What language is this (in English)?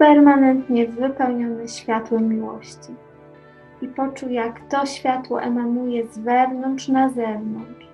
Polish